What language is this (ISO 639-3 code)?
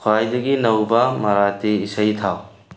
mni